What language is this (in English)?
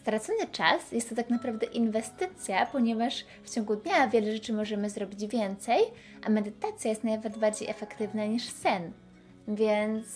Polish